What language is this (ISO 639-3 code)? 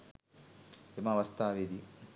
sin